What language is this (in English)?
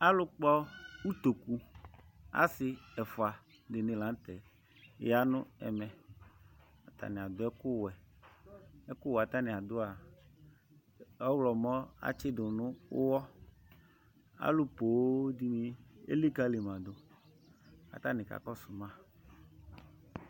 Ikposo